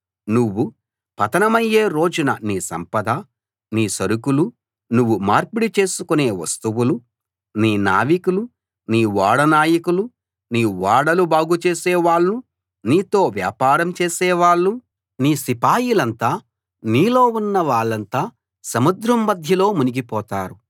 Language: Telugu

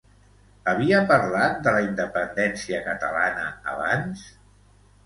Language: Catalan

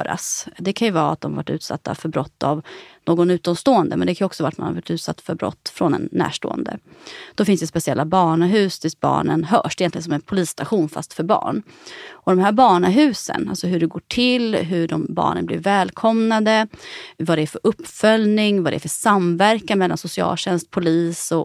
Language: Swedish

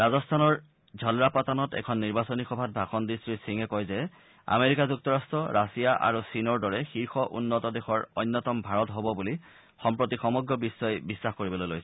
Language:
Assamese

